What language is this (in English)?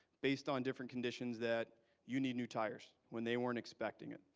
English